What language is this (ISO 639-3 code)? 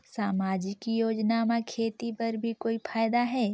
hne